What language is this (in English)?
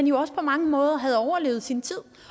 Danish